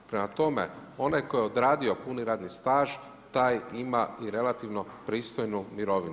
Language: Croatian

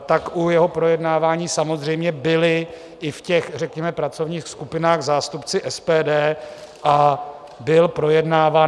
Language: Czech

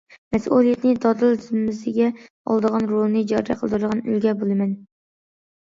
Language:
Uyghur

